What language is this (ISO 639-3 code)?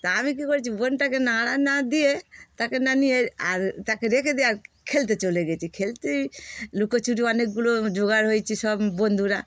ben